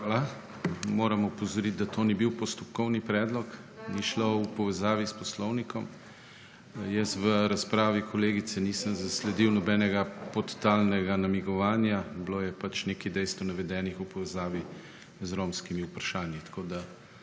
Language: Slovenian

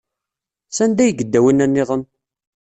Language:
Kabyle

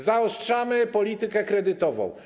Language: Polish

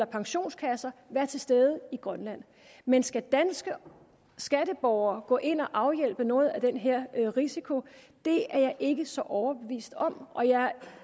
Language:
Danish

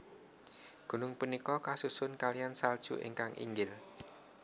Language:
Javanese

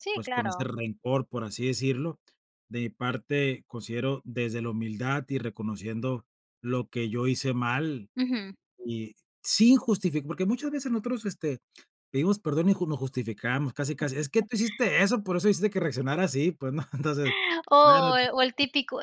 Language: Spanish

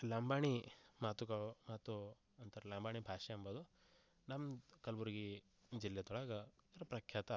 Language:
Kannada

